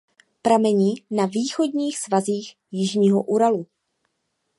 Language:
Czech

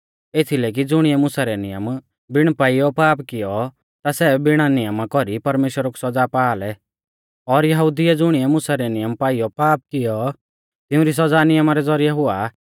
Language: Mahasu Pahari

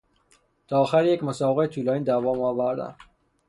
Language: Persian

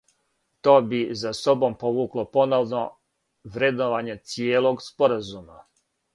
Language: Serbian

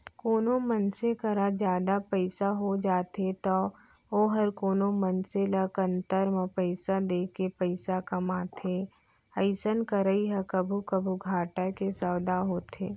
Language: Chhattisgarhi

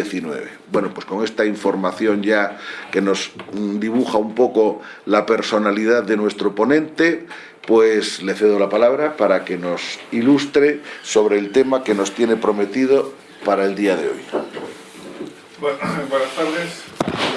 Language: Spanish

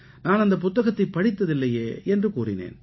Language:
Tamil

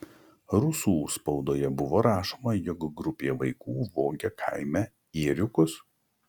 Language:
Lithuanian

